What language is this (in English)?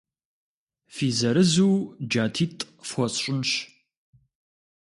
Kabardian